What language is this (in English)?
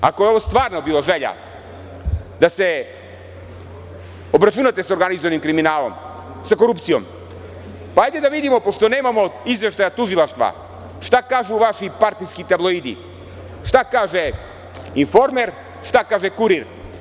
Serbian